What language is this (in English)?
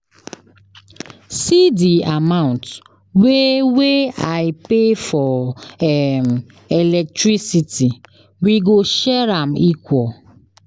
Nigerian Pidgin